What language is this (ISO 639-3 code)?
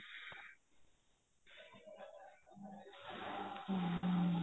pan